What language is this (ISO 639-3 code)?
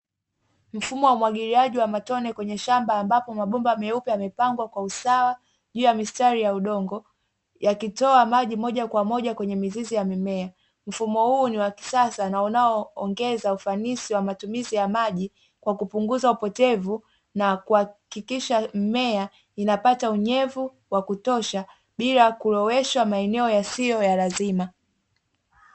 swa